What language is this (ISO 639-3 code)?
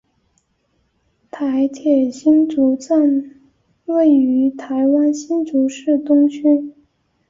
zho